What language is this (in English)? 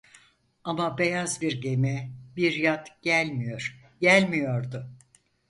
Turkish